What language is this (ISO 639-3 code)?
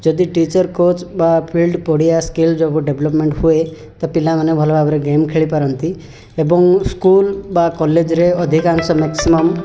ori